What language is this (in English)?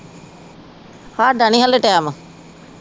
Punjabi